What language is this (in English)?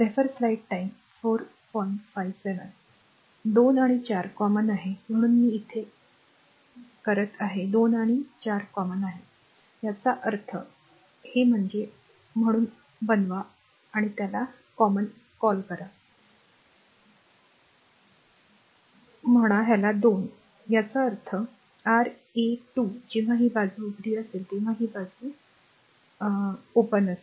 Marathi